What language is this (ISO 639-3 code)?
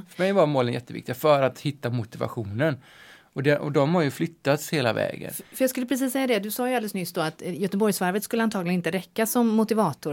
swe